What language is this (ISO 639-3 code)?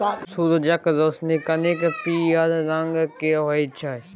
mai